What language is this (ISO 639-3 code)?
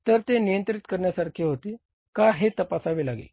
mar